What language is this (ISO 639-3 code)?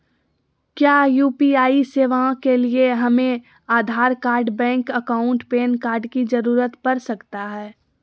mag